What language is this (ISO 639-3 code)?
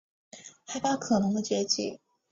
zho